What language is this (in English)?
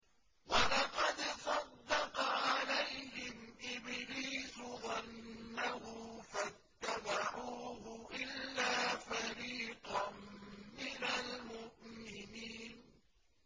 Arabic